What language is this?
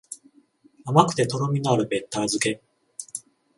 Japanese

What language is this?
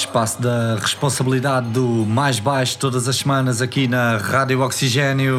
Portuguese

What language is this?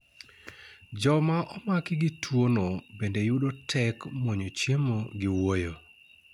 Luo (Kenya and Tanzania)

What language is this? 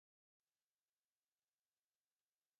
Urdu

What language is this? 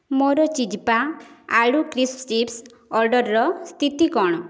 Odia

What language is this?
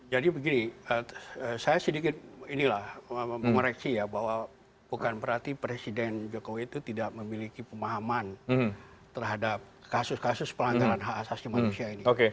Indonesian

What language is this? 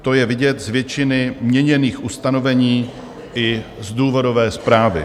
Czech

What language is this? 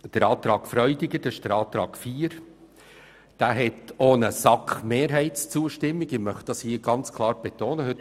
Swiss German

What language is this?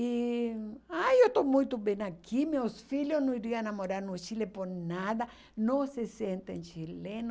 Portuguese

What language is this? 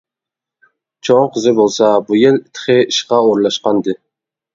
Uyghur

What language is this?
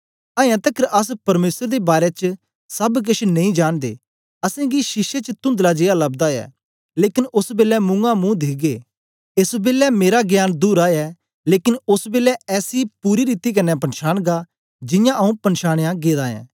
Dogri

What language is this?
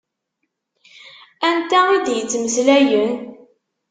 Kabyle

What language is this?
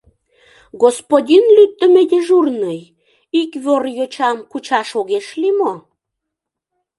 Mari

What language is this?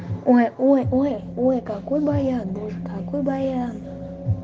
Russian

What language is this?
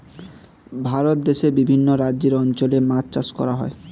Bangla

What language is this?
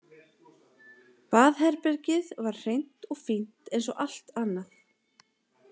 Icelandic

